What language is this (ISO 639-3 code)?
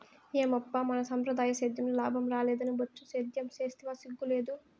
tel